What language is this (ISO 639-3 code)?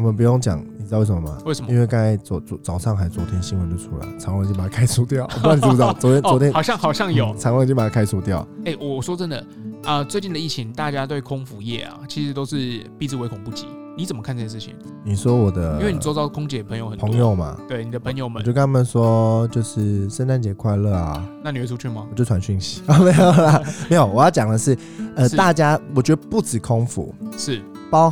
zho